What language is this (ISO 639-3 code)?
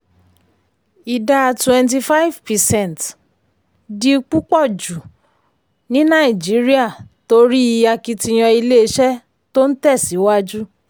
yor